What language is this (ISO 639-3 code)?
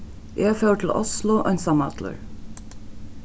fao